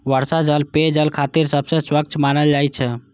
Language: Maithili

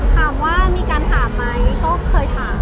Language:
Thai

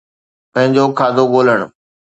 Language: Sindhi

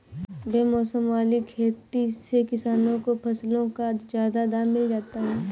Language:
Hindi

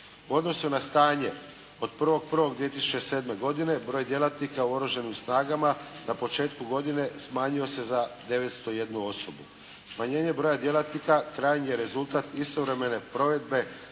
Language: Croatian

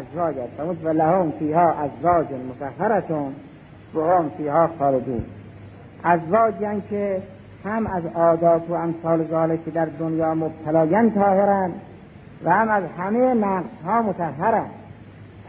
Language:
Persian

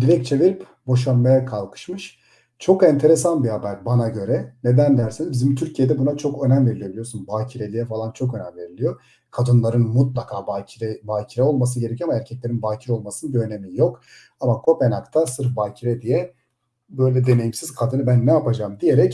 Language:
Turkish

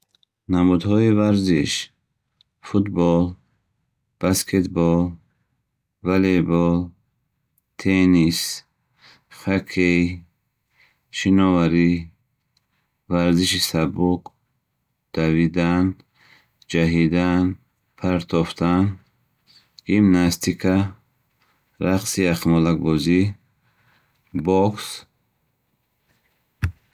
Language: Bukharic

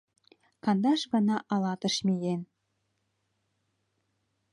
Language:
Mari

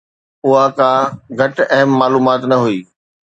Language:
Sindhi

